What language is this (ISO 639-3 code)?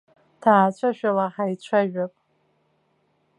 abk